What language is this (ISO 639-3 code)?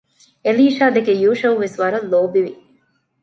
div